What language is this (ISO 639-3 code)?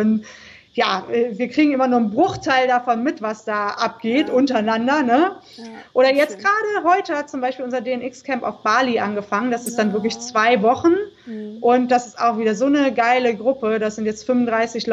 deu